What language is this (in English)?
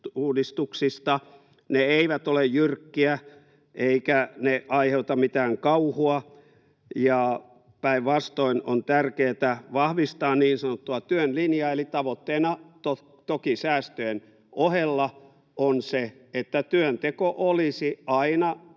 Finnish